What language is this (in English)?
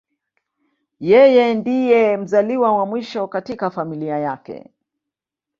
Swahili